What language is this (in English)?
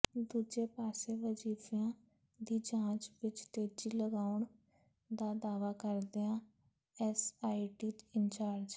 Punjabi